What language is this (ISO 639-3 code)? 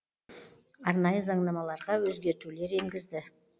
kaz